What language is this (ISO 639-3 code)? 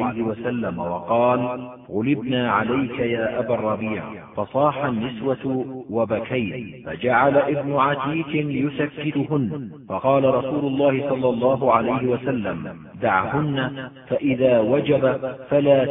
ara